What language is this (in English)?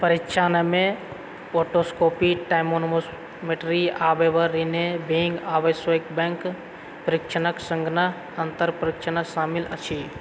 Maithili